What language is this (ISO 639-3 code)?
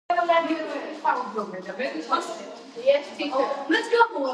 kat